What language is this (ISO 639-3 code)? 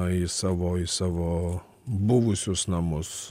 lit